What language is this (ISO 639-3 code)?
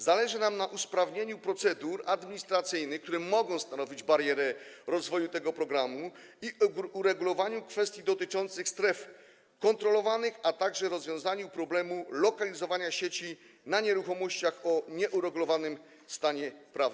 pol